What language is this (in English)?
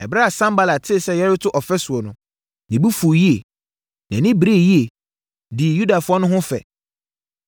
Akan